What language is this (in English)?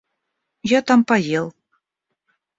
Russian